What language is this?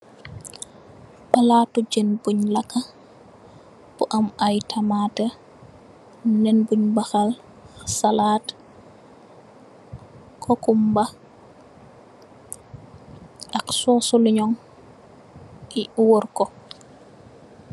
Wolof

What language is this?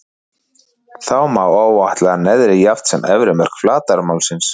Icelandic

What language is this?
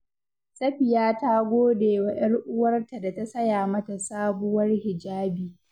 Hausa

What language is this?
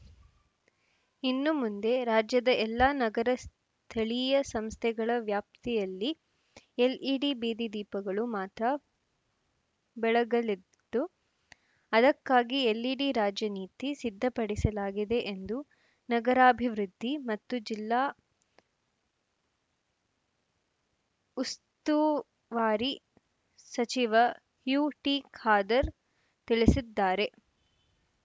Kannada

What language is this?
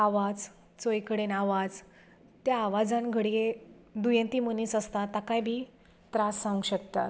Konkani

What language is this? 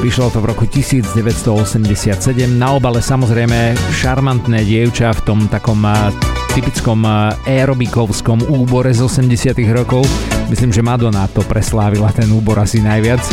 Slovak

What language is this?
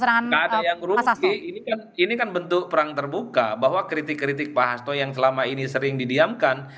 Indonesian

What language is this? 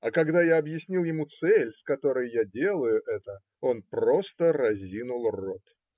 Russian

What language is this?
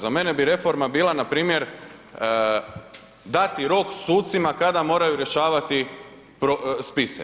Croatian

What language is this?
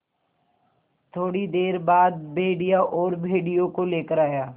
Hindi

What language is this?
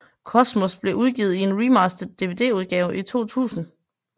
Danish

